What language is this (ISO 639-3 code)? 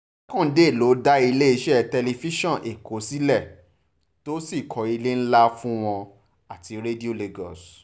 yor